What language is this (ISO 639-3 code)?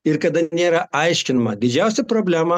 lit